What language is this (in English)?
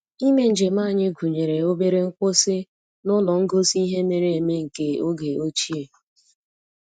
Igbo